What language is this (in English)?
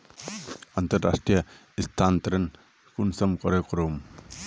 Magahi